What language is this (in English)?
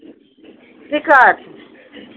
Maithili